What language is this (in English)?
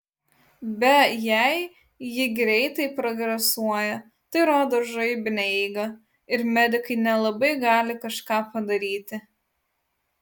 Lithuanian